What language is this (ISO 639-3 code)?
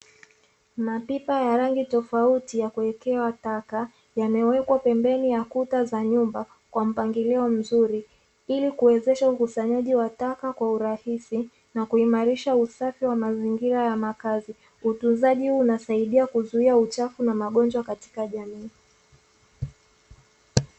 swa